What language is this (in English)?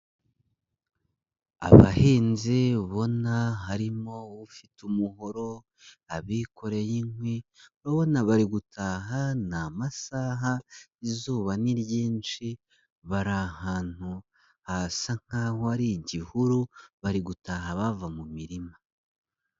Kinyarwanda